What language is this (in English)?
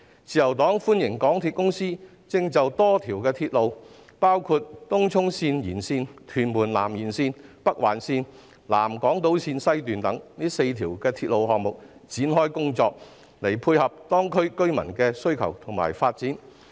Cantonese